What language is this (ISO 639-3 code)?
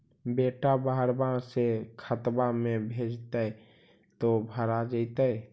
mag